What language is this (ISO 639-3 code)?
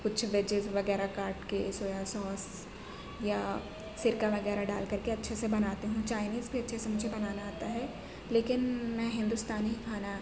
urd